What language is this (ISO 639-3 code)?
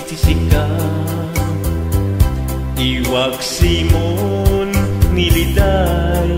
fil